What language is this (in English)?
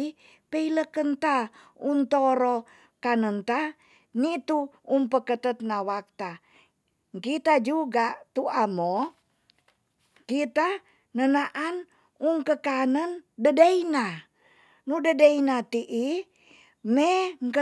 Tonsea